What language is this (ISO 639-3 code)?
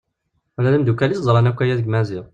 kab